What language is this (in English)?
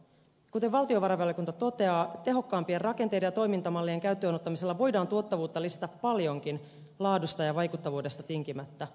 Finnish